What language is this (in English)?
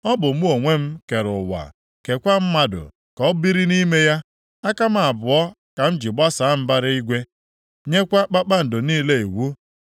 Igbo